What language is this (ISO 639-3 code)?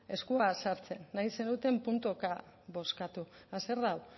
eus